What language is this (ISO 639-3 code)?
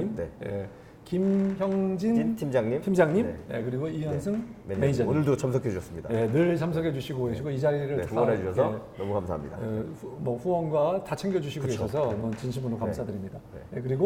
kor